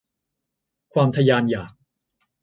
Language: Thai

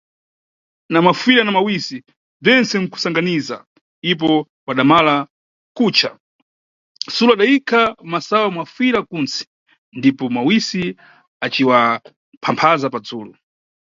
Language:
Nyungwe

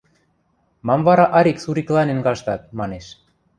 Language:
Western Mari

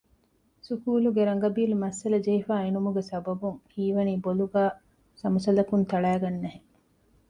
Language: Divehi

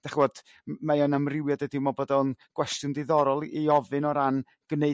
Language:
Welsh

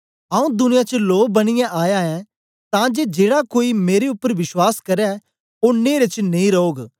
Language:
Dogri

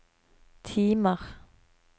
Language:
Norwegian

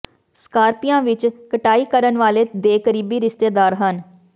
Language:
Punjabi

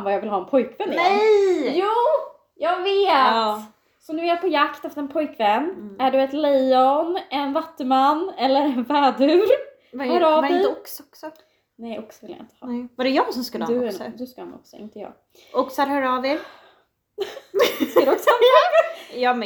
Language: Swedish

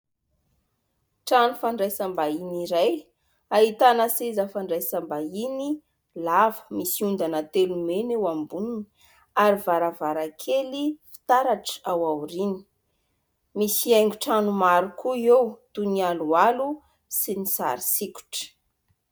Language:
Malagasy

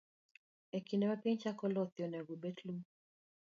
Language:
Luo (Kenya and Tanzania)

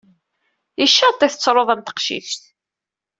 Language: Kabyle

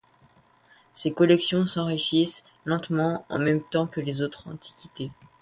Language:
French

